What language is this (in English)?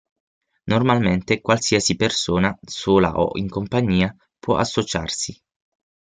Italian